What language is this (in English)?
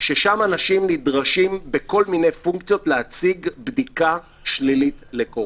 Hebrew